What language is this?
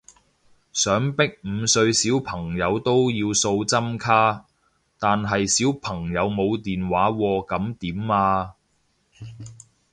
Cantonese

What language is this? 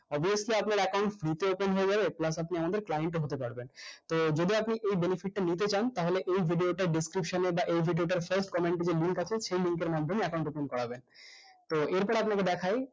Bangla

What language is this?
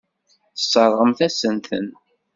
Kabyle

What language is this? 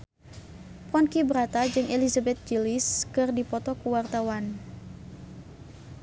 Sundanese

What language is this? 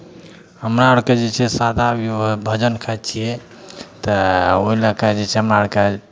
Maithili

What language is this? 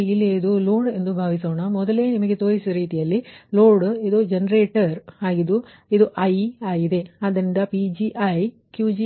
Kannada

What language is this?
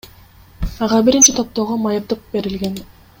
Kyrgyz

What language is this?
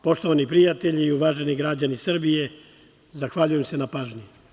Serbian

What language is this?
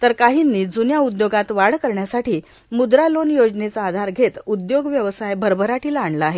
Marathi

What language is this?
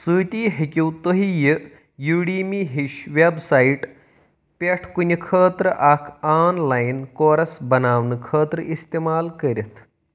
Kashmiri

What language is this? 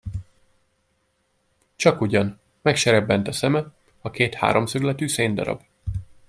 Hungarian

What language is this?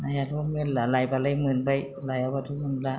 Bodo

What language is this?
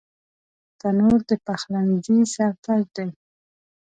Pashto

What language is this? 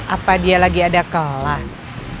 Indonesian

